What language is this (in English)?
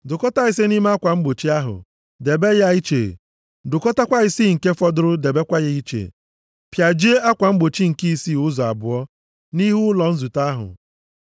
Igbo